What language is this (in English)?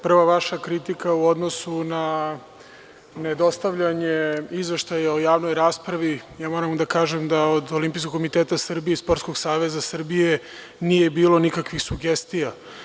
Serbian